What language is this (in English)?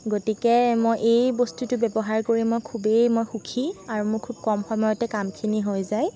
Assamese